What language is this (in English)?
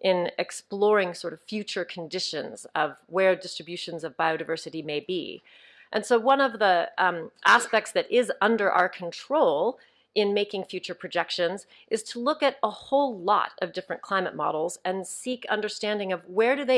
English